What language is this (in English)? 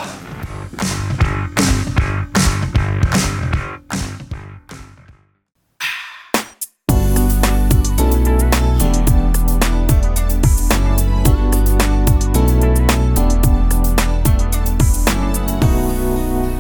Korean